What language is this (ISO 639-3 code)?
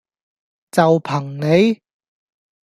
yue